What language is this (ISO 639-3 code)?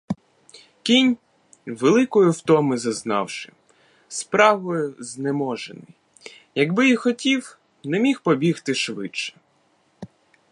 ukr